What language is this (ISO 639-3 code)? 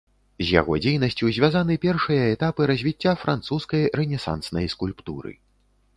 bel